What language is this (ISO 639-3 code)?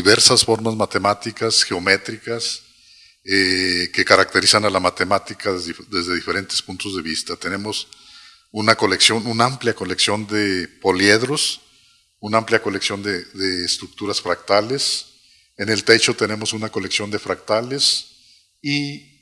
spa